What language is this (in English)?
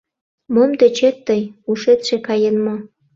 Mari